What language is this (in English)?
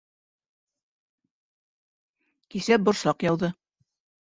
Bashkir